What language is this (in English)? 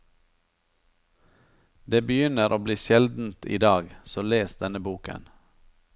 Norwegian